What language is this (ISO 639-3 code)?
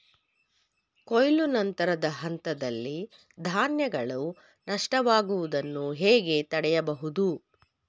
kan